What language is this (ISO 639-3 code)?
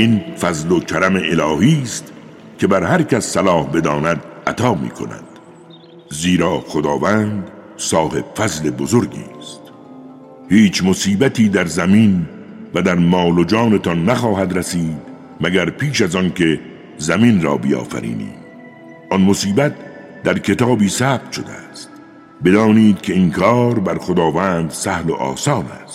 fas